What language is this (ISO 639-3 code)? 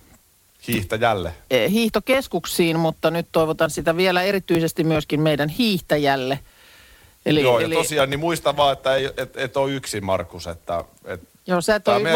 fin